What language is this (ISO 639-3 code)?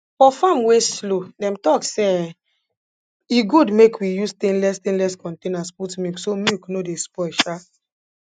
pcm